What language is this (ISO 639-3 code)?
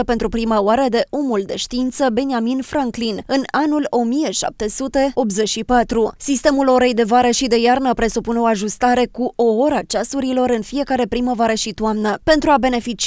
ron